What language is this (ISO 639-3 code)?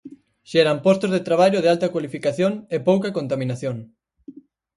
glg